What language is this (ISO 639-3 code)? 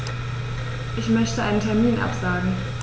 deu